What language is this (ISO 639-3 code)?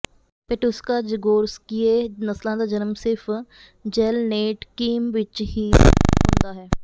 pan